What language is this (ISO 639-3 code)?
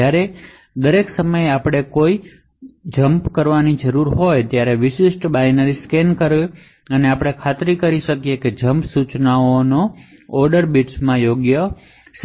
guj